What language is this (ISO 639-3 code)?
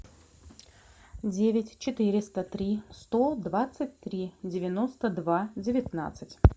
rus